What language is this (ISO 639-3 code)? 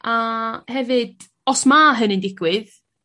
cym